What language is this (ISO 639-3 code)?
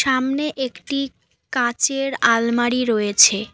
ben